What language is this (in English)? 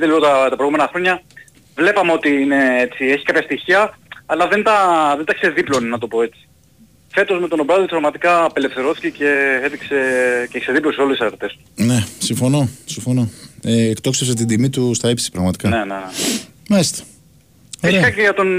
Greek